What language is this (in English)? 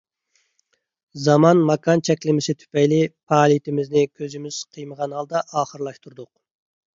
Uyghur